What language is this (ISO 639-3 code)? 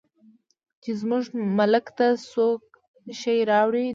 pus